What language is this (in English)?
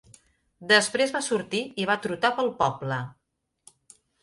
Catalan